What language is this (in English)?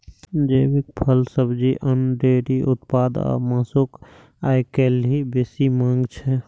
Maithili